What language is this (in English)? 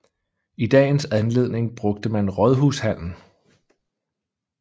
Danish